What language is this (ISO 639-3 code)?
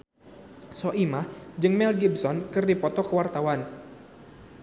sun